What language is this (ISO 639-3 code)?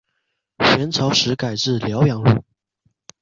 zho